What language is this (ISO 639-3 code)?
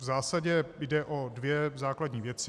ces